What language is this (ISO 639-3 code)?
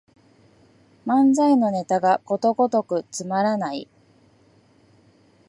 jpn